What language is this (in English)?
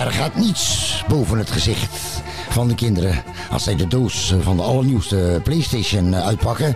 Dutch